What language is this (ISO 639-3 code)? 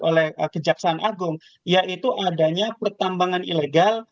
ind